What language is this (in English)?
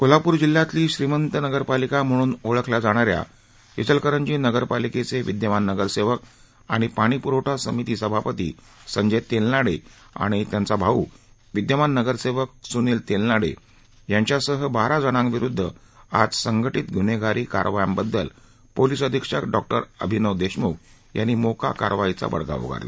Marathi